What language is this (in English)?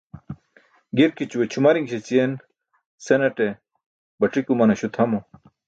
Burushaski